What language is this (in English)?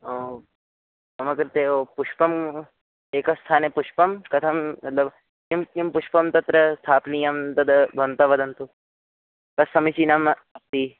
Sanskrit